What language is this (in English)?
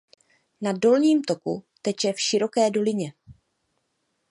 Czech